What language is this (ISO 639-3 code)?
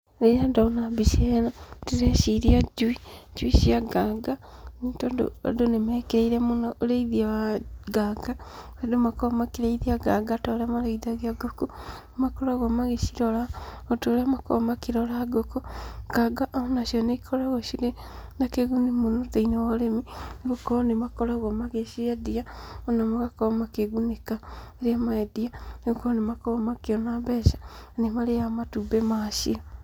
kik